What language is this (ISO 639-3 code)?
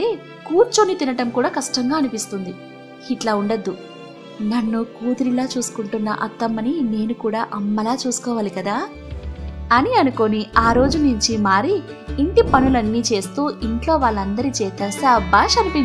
tel